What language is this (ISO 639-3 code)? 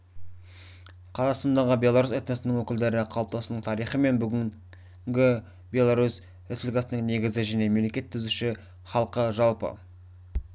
kaz